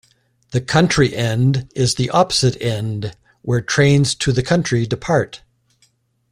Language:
English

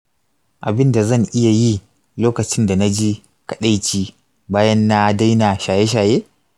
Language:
Hausa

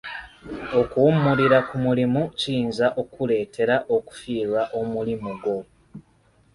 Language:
Ganda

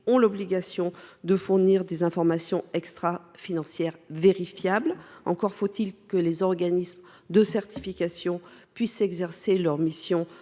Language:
French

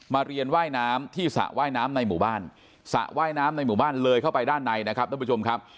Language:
Thai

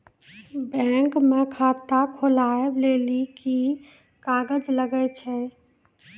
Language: Maithili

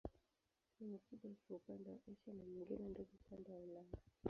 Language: Swahili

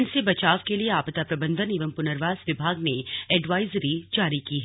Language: Hindi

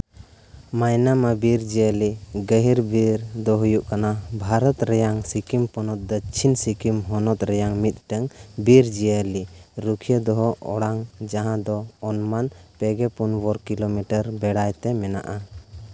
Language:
Santali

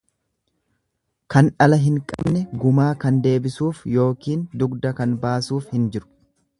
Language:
Oromo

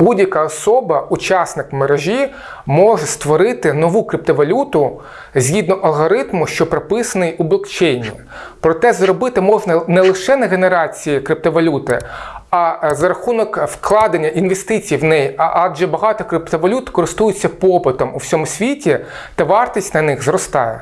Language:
Ukrainian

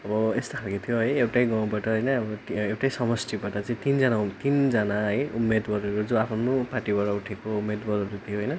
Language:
Nepali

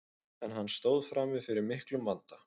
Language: Icelandic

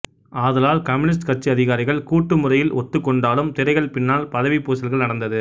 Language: Tamil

